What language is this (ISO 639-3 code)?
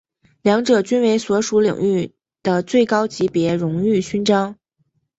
zho